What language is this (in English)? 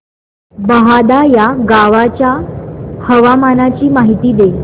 Marathi